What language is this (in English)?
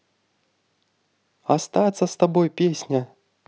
Russian